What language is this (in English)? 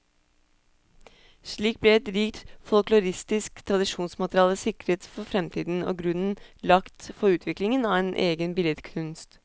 Norwegian